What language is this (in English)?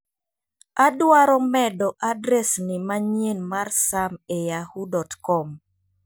Luo (Kenya and Tanzania)